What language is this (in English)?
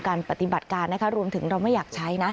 Thai